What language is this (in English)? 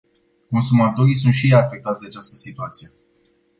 Romanian